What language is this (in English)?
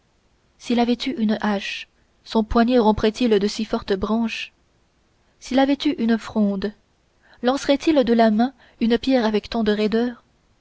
French